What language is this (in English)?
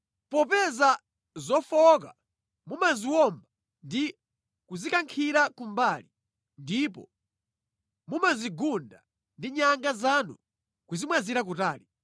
Nyanja